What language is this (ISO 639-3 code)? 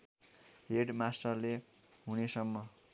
nep